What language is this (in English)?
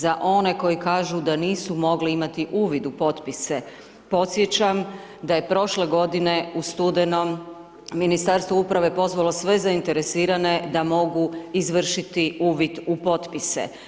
Croatian